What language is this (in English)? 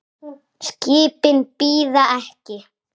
Icelandic